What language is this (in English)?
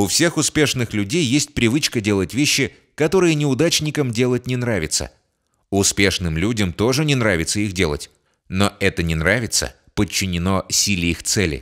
Russian